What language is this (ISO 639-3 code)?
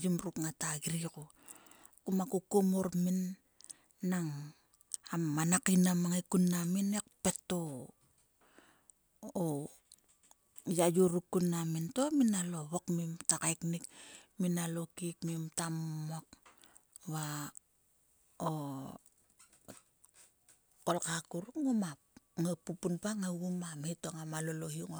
sua